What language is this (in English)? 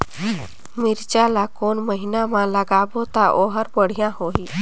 Chhattisgarhi